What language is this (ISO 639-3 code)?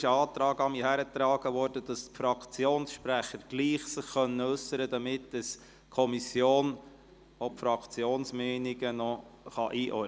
gsw